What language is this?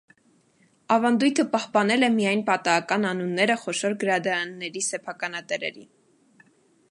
Armenian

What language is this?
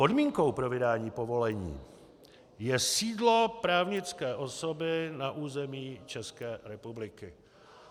Czech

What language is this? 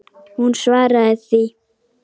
Icelandic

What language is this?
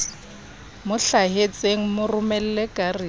Southern Sotho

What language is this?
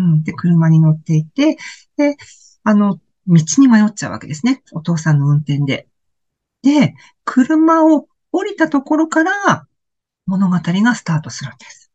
Japanese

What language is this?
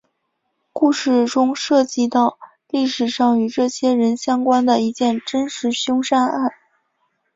Chinese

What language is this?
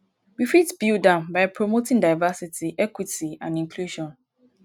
Nigerian Pidgin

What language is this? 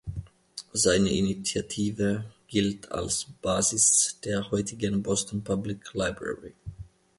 German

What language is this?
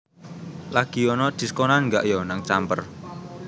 Javanese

